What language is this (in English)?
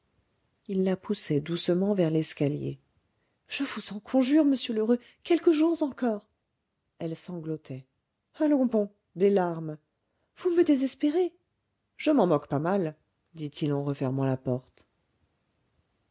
French